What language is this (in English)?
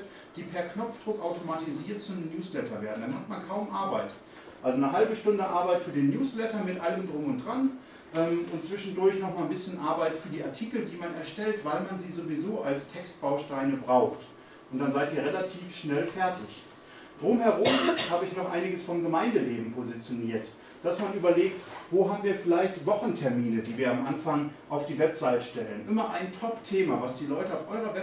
German